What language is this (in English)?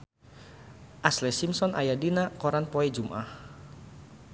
Sundanese